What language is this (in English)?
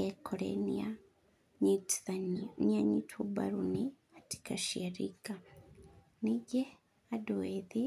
Kikuyu